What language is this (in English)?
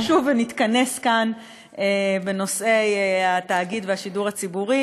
Hebrew